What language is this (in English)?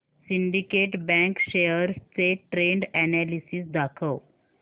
Marathi